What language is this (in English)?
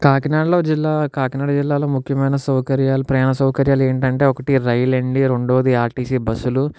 Telugu